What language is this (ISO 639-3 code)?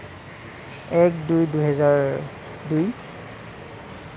asm